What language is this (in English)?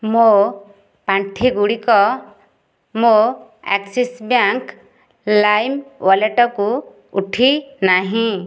Odia